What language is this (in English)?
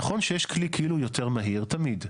Hebrew